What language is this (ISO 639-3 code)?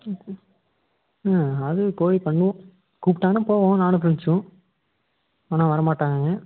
tam